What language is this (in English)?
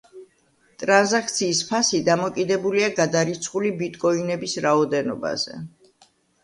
Georgian